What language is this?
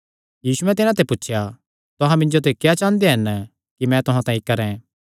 Kangri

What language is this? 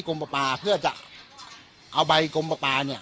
Thai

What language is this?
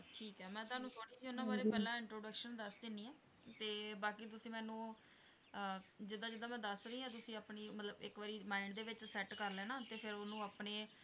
Punjabi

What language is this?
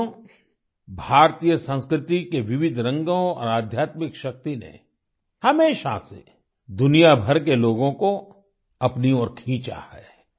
Hindi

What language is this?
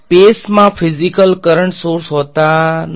Gujarati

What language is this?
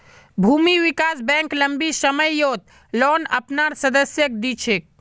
Magahi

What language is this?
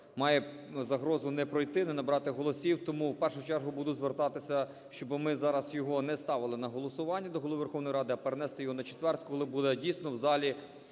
Ukrainian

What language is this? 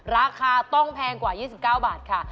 Thai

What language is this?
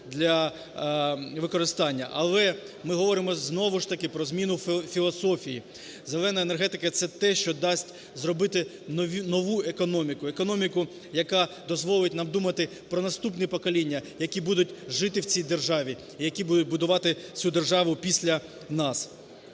Ukrainian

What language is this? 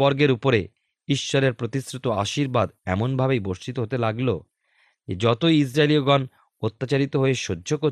Bangla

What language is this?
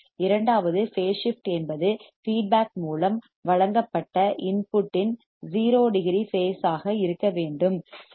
Tamil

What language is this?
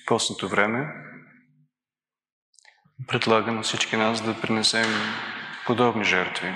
Bulgarian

